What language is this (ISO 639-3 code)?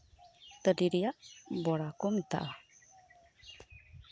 sat